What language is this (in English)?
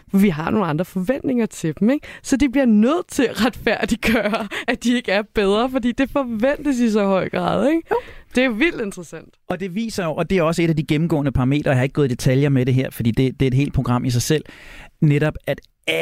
Danish